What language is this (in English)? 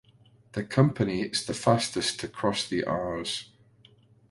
English